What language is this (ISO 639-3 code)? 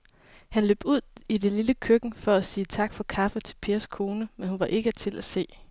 dan